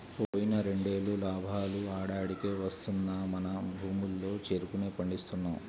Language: Telugu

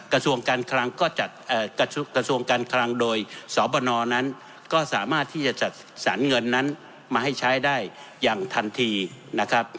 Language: Thai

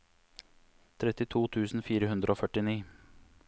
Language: Norwegian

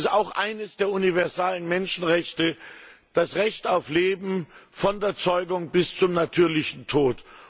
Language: German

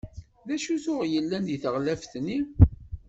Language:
Kabyle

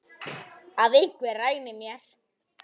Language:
Icelandic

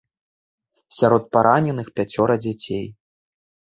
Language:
Belarusian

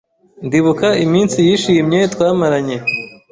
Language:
Kinyarwanda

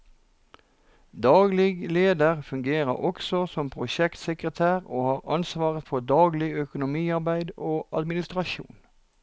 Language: Norwegian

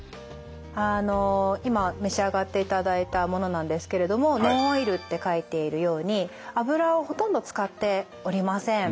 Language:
Japanese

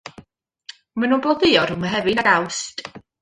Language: Welsh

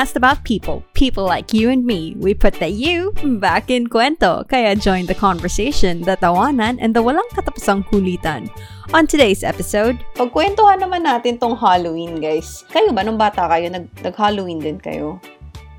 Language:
Filipino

